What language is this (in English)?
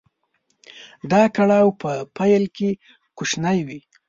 Pashto